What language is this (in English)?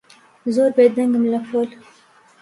Central Kurdish